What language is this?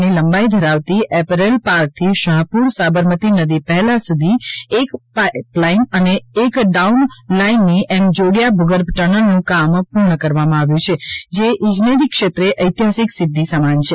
Gujarati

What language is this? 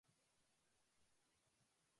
Japanese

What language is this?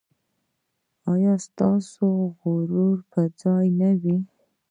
Pashto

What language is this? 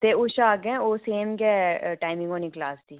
Dogri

